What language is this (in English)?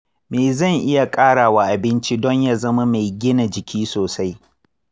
Hausa